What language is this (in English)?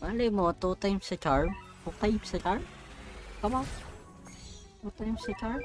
Filipino